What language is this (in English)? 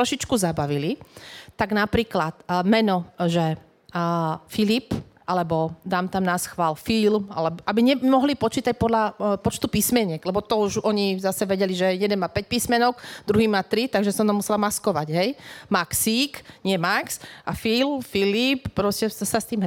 Slovak